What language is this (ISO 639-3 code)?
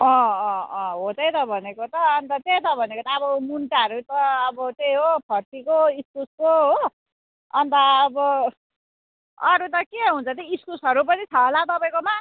nep